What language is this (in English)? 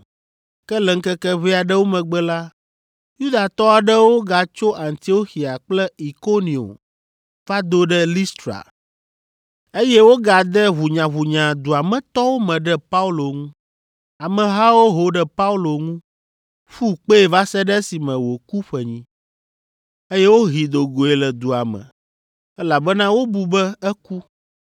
Ewe